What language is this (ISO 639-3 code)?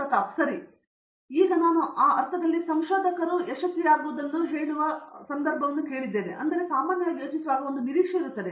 kan